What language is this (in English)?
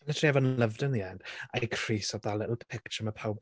Welsh